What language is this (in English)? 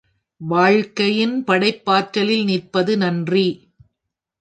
Tamil